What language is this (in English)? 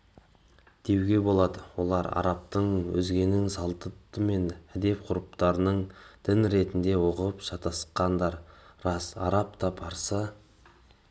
Kazakh